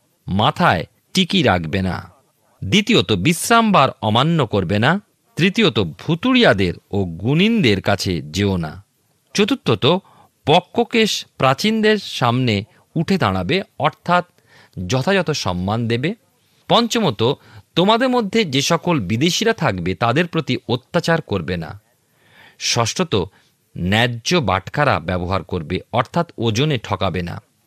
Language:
Bangla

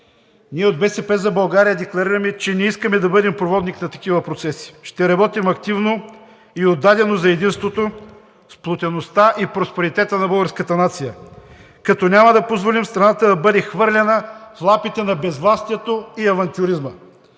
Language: Bulgarian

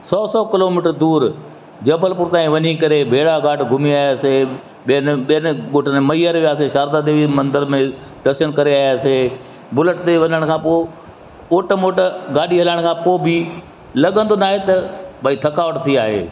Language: Sindhi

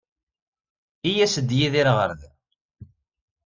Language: Kabyle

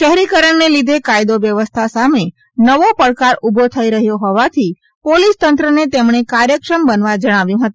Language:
Gujarati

